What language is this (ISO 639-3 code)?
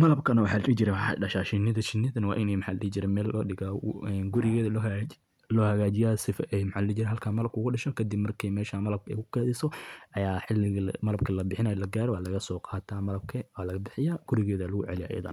som